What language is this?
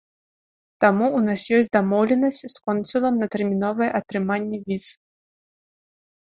Belarusian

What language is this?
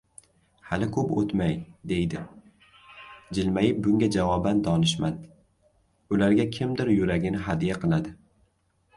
Uzbek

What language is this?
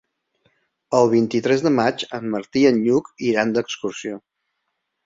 Catalan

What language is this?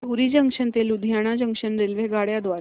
Marathi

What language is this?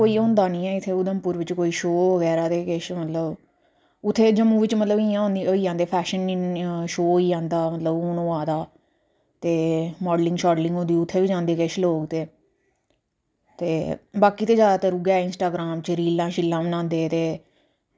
Dogri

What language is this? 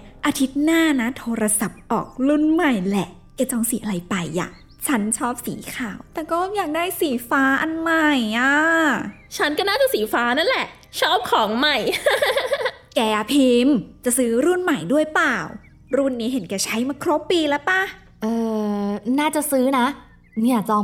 Thai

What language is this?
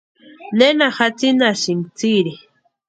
Western Highland Purepecha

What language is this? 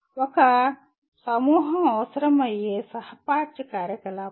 Telugu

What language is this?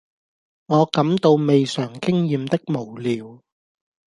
Cantonese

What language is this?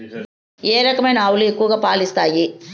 Telugu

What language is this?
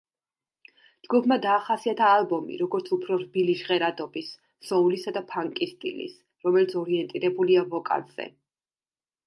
Georgian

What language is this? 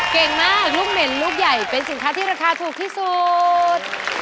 Thai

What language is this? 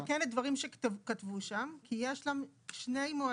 Hebrew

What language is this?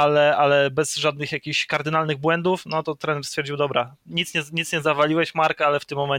Polish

